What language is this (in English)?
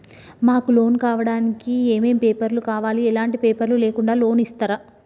Telugu